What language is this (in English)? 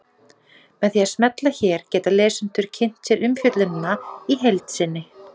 Icelandic